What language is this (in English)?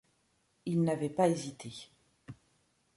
French